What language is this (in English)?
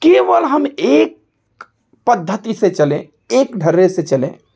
Hindi